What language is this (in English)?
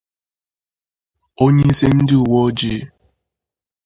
Igbo